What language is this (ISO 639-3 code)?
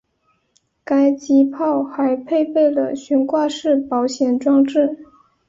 zho